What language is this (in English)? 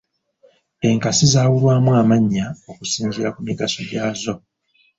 Ganda